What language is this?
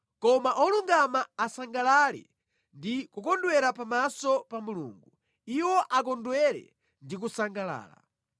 Nyanja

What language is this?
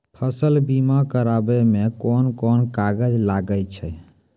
Maithili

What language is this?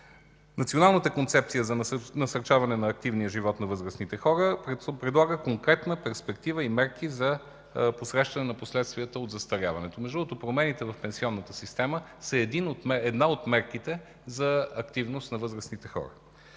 Bulgarian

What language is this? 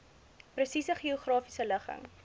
Afrikaans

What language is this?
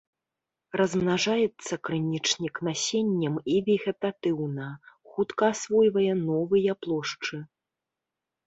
Belarusian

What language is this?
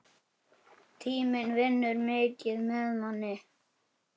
Icelandic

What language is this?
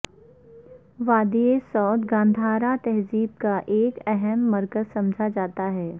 Urdu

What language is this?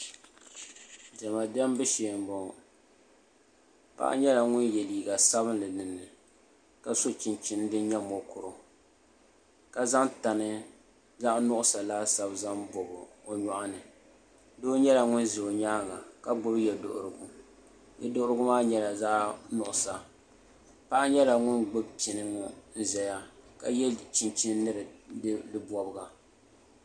Dagbani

